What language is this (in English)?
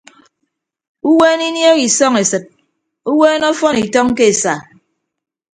Ibibio